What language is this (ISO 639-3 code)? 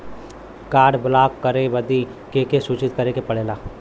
bho